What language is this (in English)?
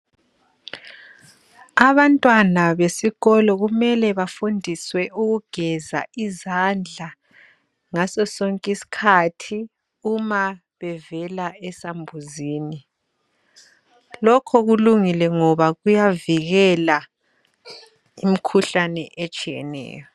North Ndebele